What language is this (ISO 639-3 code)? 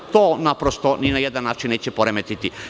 srp